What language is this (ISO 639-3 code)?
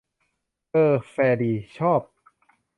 tha